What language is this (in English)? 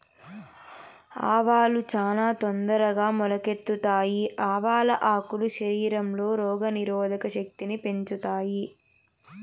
Telugu